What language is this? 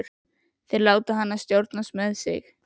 Icelandic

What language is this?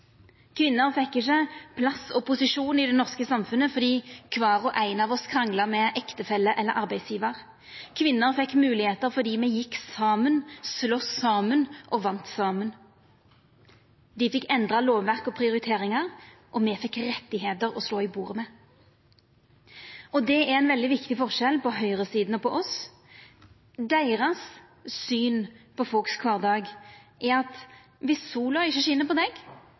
Norwegian Nynorsk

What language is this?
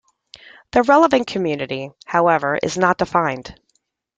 English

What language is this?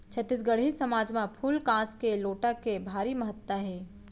Chhattisgarhi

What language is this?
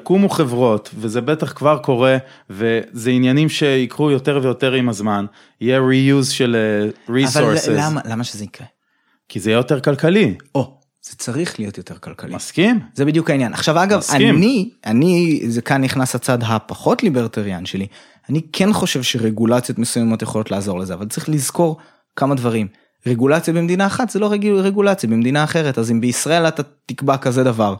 Hebrew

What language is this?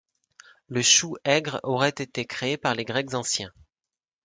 French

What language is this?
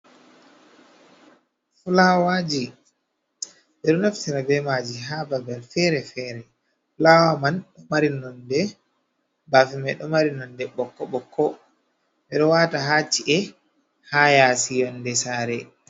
Fula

